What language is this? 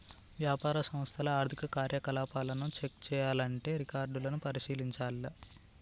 Telugu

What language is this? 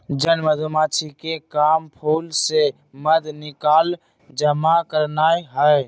Magahi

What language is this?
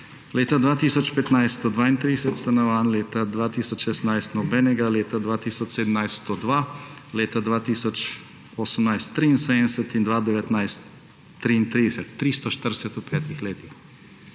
Slovenian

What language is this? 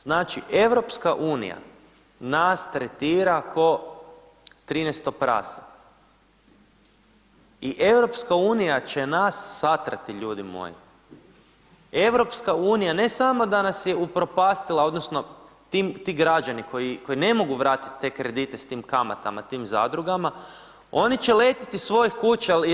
Croatian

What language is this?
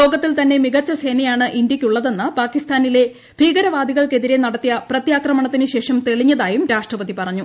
Malayalam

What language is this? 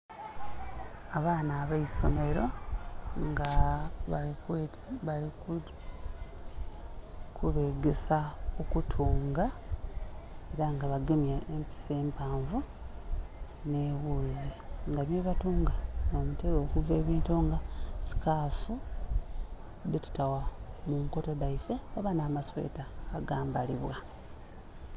Soga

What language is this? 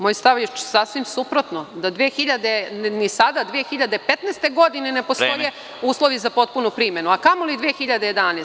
Serbian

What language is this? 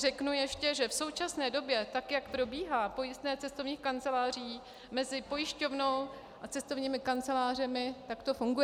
Czech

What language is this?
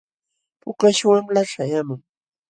Jauja Wanca Quechua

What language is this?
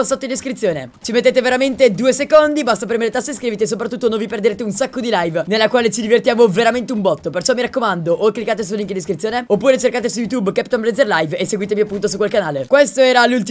Italian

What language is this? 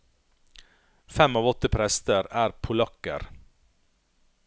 Norwegian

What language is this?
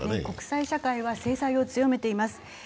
Japanese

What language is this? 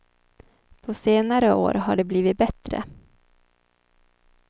Swedish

